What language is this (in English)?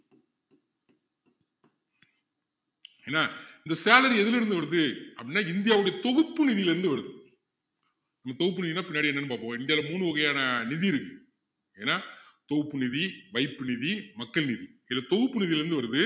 Tamil